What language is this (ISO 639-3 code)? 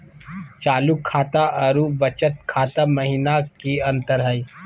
mag